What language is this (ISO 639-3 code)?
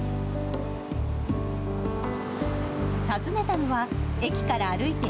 jpn